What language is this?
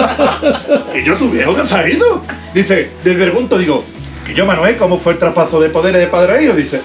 Spanish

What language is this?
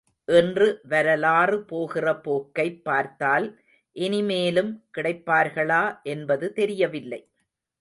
Tamil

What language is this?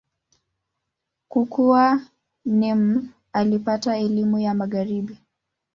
Swahili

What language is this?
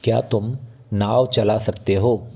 Hindi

